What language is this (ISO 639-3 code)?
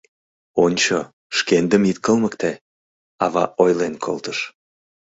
chm